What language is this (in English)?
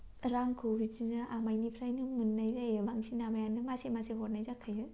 Bodo